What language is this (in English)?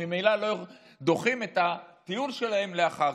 Hebrew